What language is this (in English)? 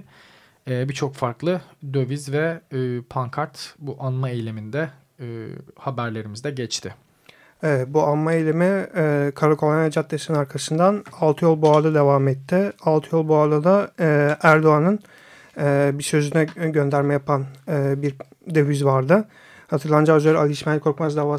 Turkish